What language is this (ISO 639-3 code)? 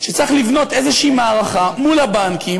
heb